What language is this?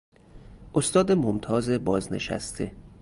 Persian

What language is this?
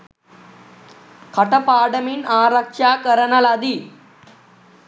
Sinhala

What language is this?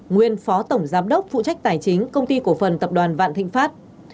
Vietnamese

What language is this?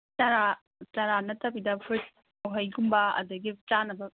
Manipuri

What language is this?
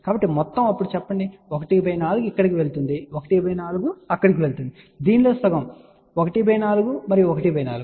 Telugu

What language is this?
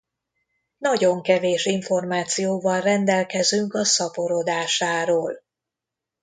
Hungarian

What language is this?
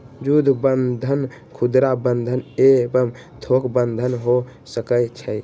Magahi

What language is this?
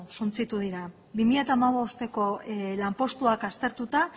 Basque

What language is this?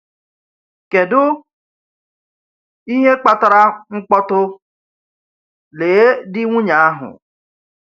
Igbo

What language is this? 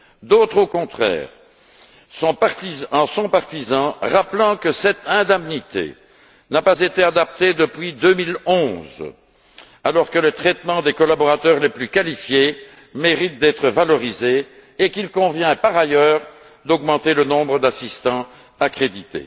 French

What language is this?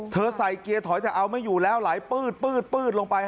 Thai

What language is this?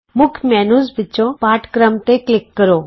Punjabi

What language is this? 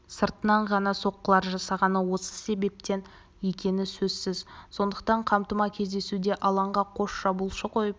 Kazakh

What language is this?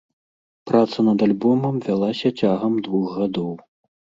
Belarusian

